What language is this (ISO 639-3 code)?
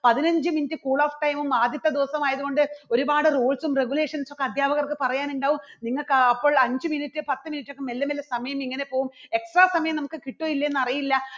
mal